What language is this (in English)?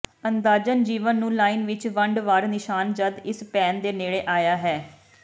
Punjabi